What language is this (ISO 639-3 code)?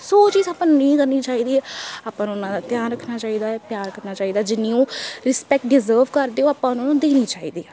pan